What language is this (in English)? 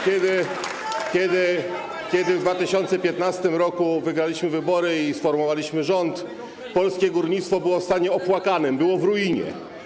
Polish